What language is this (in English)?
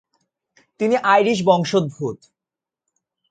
Bangla